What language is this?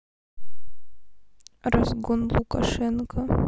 Russian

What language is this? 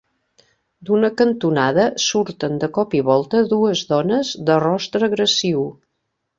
Catalan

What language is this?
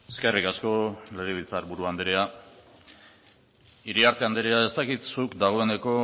Basque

